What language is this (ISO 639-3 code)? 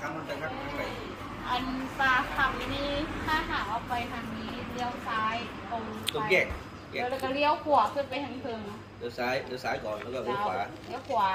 tha